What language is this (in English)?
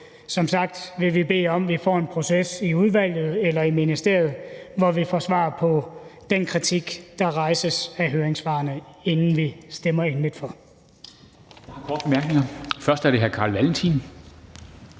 Danish